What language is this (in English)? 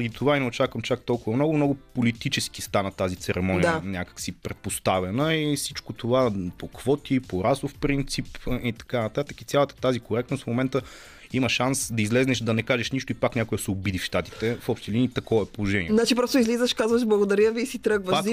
Bulgarian